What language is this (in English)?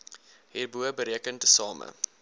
Afrikaans